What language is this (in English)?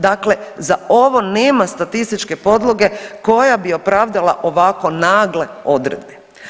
Croatian